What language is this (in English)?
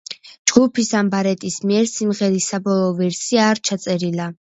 Georgian